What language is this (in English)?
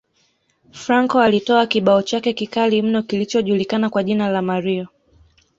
Swahili